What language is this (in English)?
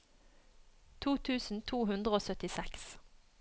Norwegian